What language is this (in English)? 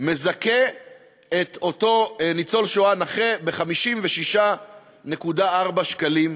Hebrew